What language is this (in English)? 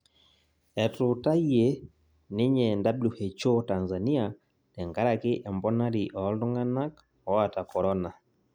Masai